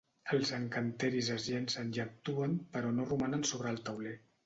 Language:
Catalan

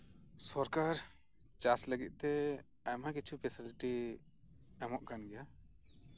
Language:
Santali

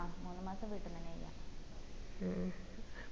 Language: Malayalam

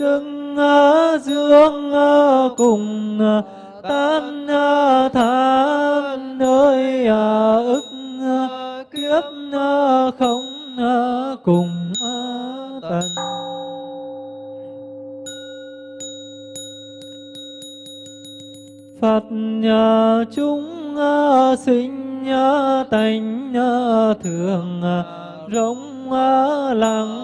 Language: Vietnamese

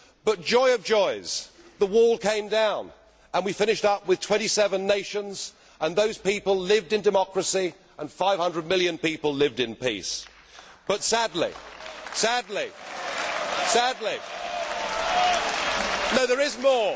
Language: English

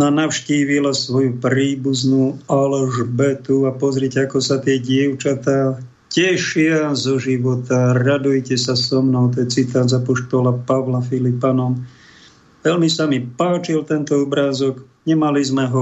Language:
Slovak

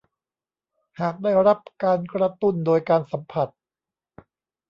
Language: Thai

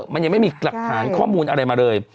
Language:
Thai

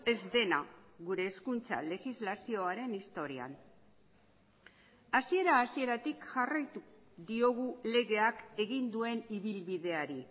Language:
Basque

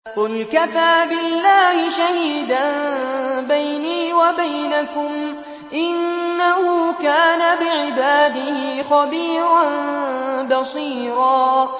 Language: Arabic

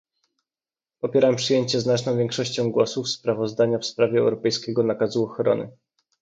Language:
Polish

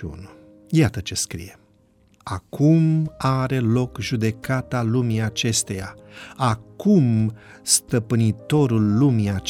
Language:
Romanian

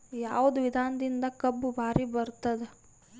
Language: Kannada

